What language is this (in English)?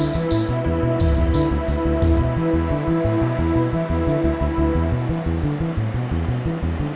Indonesian